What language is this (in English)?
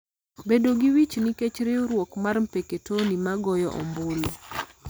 Luo (Kenya and Tanzania)